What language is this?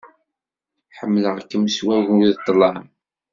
Kabyle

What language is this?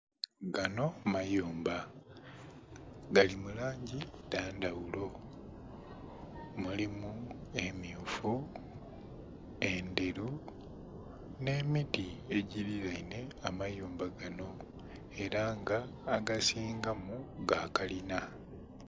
Soga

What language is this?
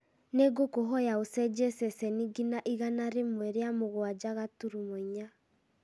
Kikuyu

